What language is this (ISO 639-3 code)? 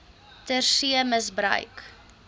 afr